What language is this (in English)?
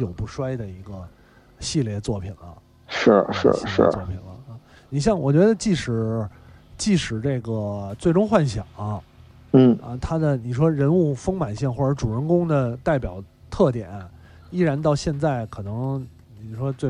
Chinese